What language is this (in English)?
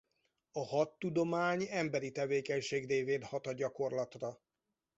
Hungarian